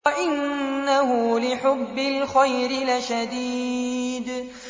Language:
Arabic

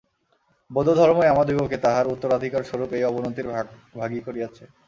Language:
Bangla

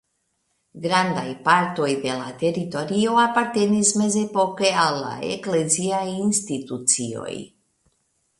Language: Esperanto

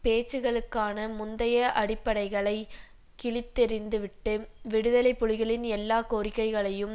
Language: Tamil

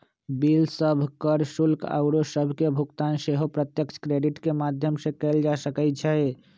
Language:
Magahi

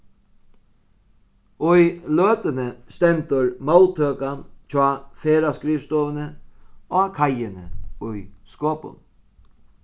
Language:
Faroese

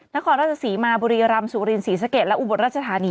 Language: Thai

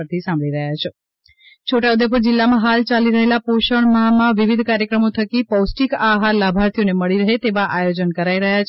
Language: Gujarati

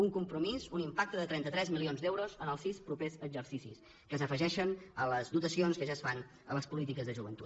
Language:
Catalan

